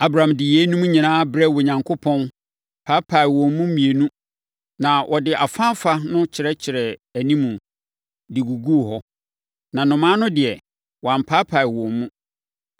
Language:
Akan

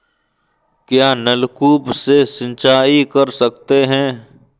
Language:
Hindi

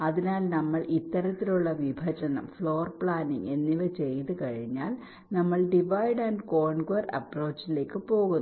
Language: Malayalam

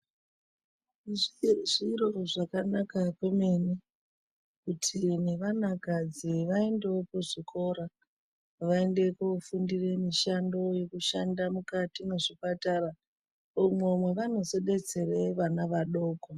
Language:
Ndau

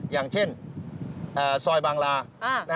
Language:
Thai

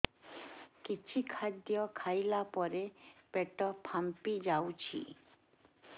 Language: Odia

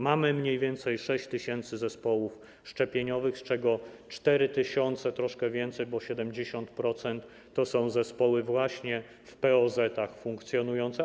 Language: Polish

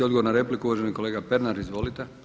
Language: Croatian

